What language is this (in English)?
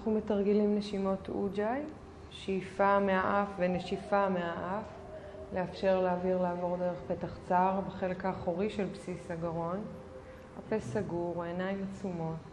Hebrew